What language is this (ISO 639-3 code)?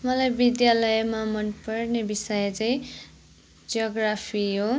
nep